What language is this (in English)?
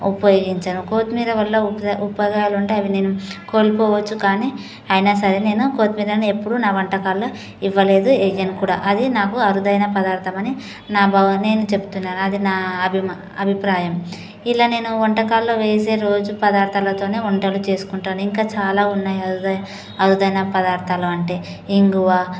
Telugu